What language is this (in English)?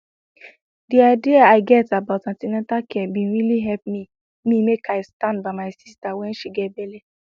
Nigerian Pidgin